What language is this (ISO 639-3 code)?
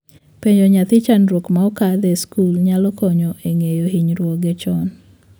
luo